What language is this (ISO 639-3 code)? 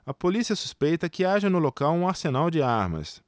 por